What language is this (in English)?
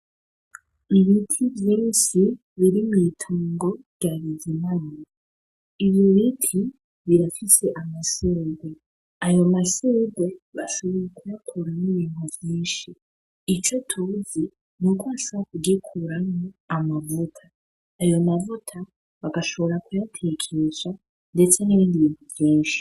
Rundi